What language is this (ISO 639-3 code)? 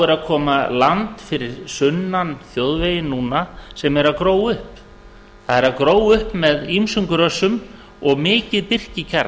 isl